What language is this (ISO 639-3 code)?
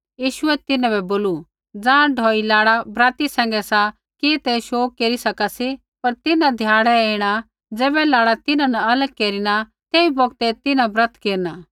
kfx